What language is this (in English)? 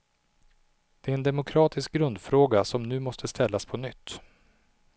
Swedish